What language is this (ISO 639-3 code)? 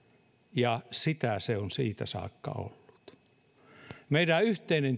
fin